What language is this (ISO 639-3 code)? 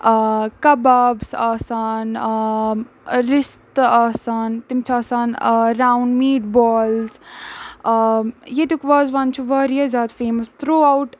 kas